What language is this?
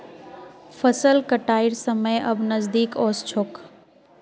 Magahi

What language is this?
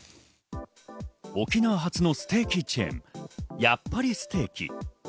Japanese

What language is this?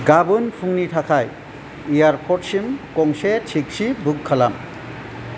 Bodo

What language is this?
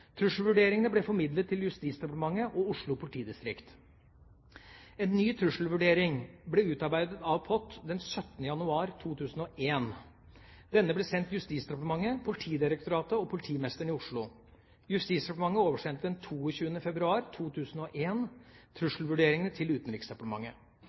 Norwegian Bokmål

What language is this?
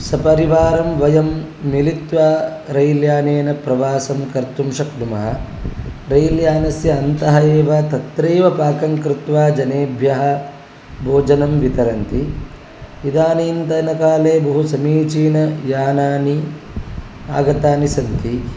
Sanskrit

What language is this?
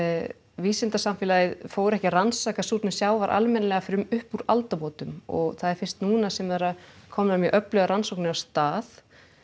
Icelandic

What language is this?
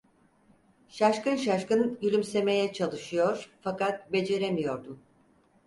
Turkish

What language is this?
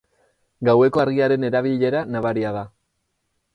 Basque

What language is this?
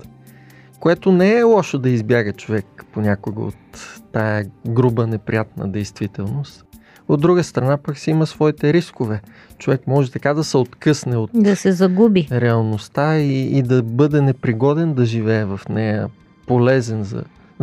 Bulgarian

